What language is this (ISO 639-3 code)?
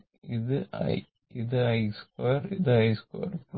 mal